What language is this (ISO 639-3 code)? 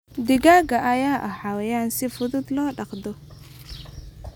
som